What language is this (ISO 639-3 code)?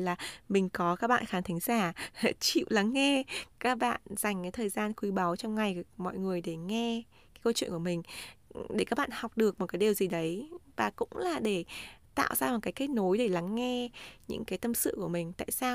vie